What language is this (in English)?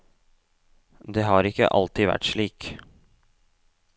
Norwegian